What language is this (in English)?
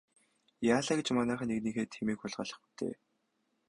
Mongolian